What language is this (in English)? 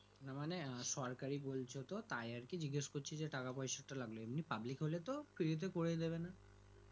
Bangla